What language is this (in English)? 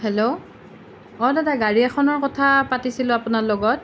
Assamese